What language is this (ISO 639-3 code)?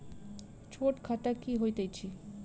mai